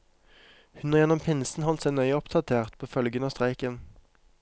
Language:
Norwegian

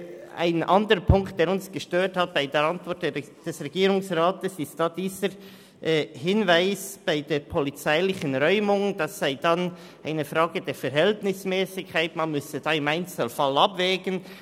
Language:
Swiss German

